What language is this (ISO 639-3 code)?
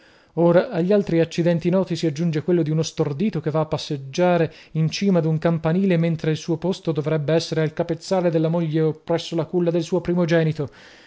ita